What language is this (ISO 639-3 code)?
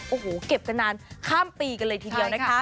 tha